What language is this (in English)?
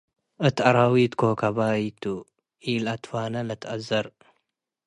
Tigre